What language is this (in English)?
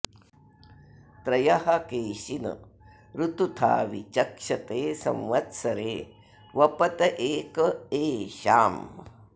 Sanskrit